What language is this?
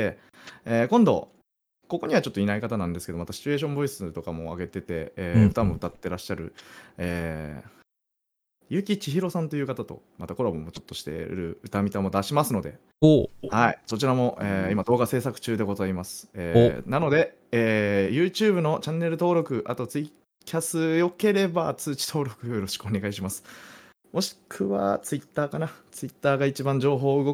Japanese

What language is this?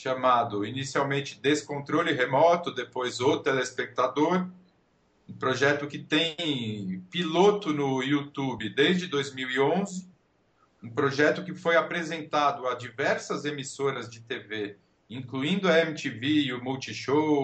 Portuguese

